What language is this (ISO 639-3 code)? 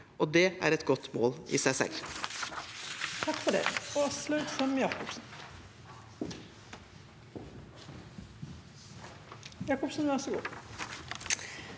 nor